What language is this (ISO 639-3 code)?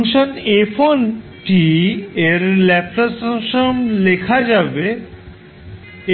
ben